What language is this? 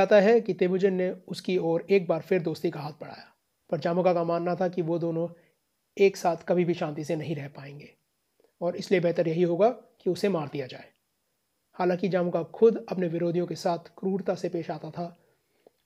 Hindi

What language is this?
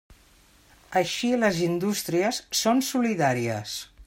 Catalan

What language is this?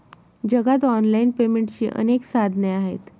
Marathi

